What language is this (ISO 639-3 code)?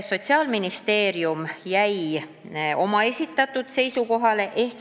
est